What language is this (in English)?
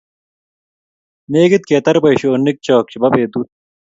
Kalenjin